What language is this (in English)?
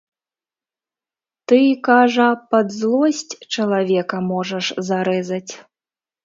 Belarusian